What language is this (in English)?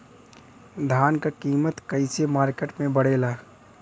Bhojpuri